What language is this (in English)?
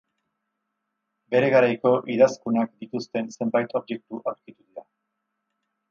Basque